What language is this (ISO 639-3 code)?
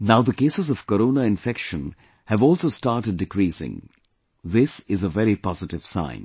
eng